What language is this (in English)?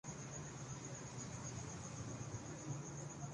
Urdu